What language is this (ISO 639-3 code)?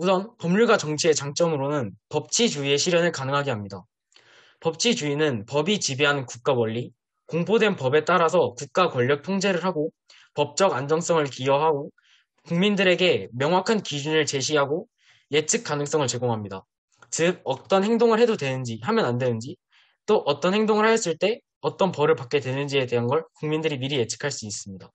kor